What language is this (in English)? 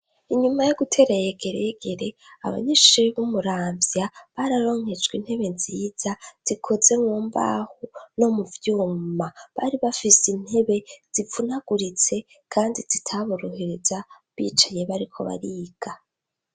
Rundi